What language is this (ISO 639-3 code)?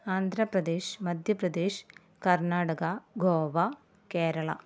mal